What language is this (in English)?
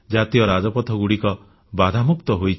Odia